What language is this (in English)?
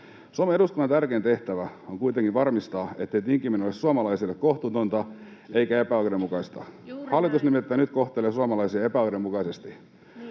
Finnish